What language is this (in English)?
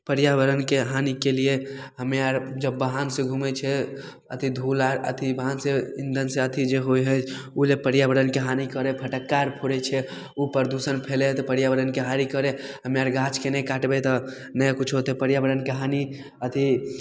Maithili